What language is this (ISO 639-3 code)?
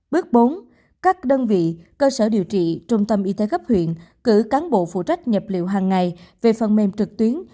vie